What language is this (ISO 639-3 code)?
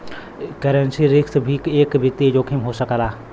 bho